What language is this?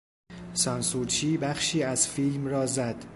Persian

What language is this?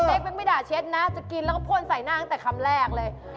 Thai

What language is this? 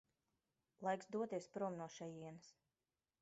Latvian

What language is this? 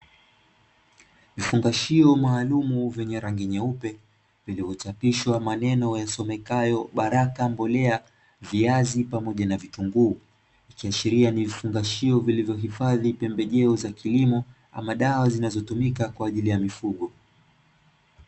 Swahili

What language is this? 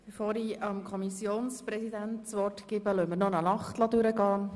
Swiss German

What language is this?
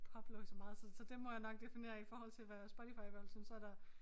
Danish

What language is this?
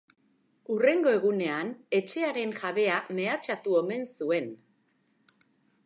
Basque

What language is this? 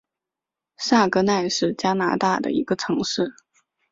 Chinese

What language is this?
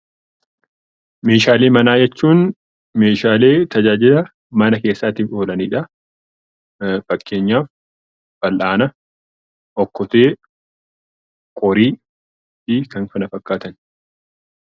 Oromo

